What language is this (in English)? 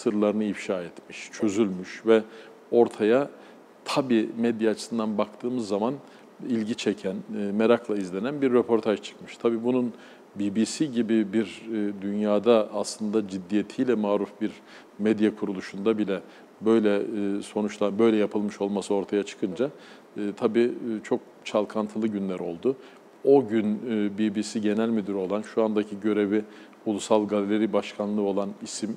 Turkish